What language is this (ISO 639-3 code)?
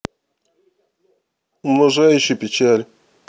rus